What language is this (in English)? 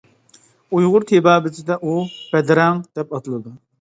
Uyghur